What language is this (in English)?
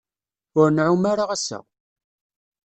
Kabyle